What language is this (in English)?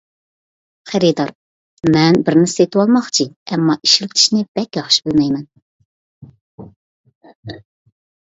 Uyghur